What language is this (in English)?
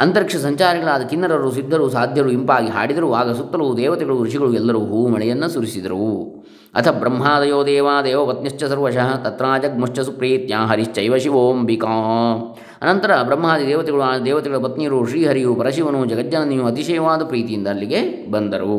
Kannada